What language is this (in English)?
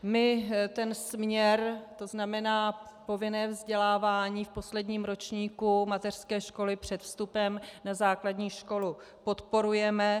Czech